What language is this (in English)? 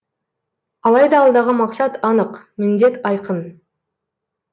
Kazakh